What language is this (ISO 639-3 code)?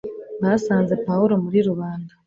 kin